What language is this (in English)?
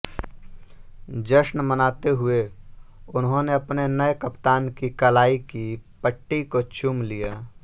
Hindi